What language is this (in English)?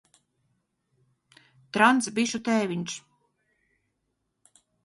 Latvian